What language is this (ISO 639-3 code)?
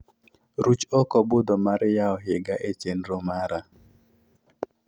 luo